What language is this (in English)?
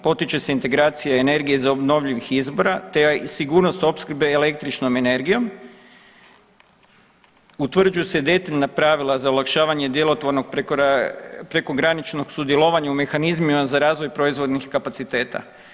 Croatian